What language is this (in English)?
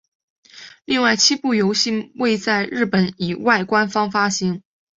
Chinese